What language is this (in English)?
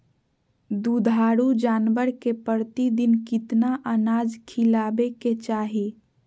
Magahi